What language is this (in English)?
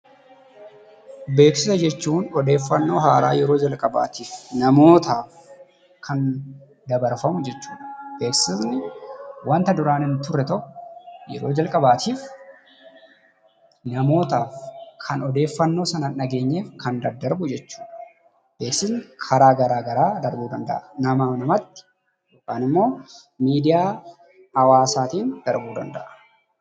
Oromo